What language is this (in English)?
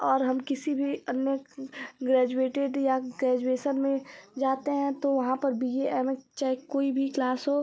Hindi